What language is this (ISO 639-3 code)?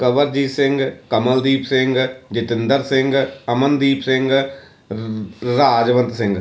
pan